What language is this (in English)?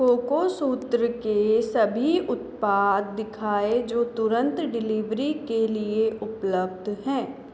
Hindi